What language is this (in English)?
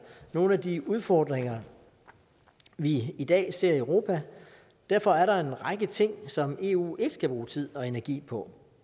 Danish